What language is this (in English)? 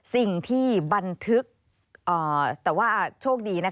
Thai